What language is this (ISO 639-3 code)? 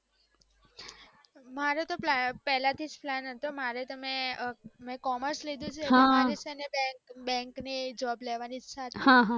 guj